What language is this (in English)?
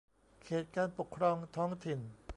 Thai